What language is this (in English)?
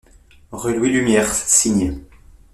French